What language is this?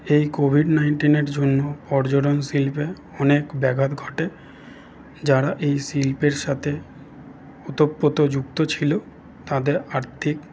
Bangla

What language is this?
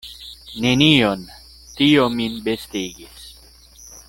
Esperanto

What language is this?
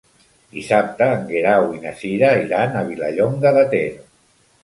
Catalan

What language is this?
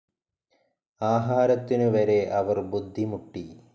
Malayalam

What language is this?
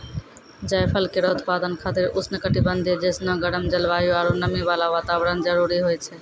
Maithili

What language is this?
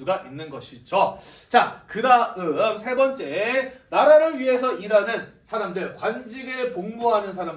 Korean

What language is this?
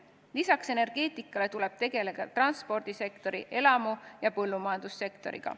Estonian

